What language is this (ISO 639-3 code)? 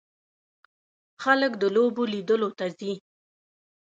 pus